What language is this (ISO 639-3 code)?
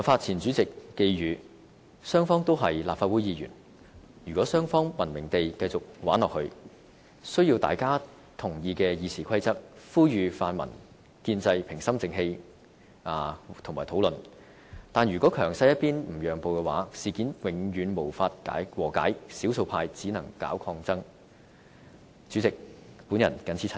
yue